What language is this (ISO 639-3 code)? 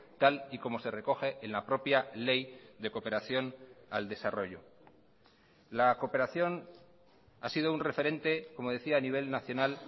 spa